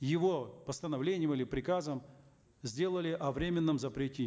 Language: Kazakh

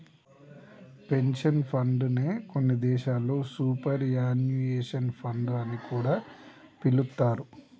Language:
Telugu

